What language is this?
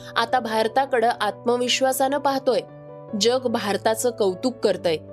Marathi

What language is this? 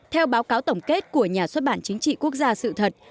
Vietnamese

